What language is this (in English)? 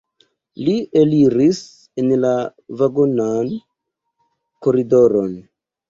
Esperanto